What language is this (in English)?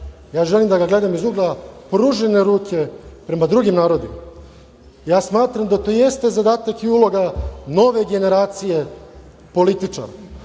Serbian